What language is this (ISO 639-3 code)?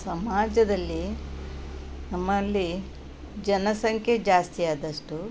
kan